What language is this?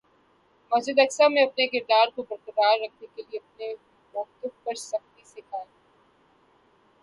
Urdu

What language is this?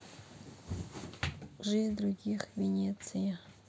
Russian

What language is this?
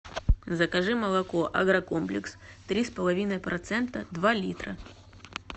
Russian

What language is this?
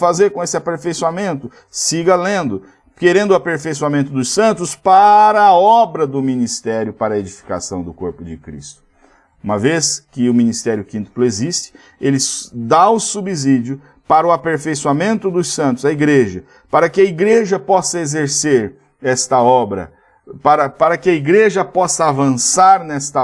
Portuguese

